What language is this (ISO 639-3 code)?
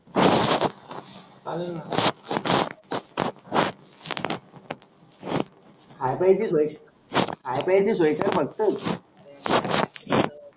mar